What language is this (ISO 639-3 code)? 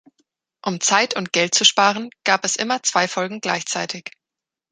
deu